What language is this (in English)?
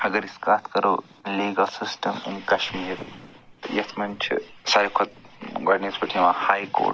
Kashmiri